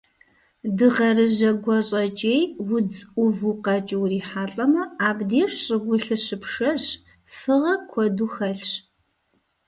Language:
Kabardian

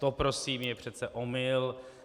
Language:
Czech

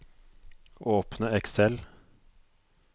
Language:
Norwegian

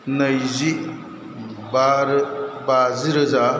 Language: Bodo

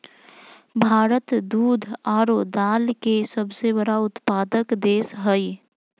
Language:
Magahi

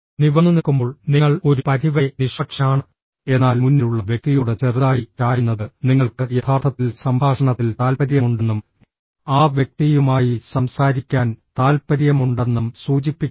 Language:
Malayalam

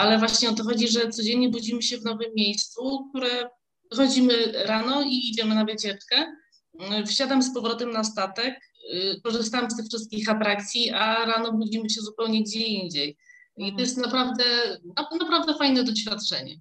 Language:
Polish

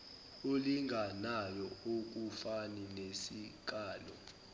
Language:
Zulu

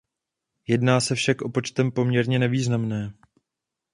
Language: Czech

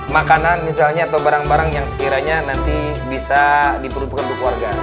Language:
Indonesian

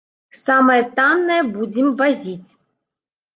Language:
Belarusian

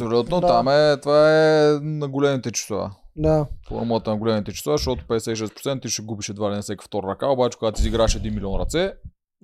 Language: Bulgarian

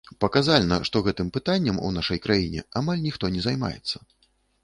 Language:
Belarusian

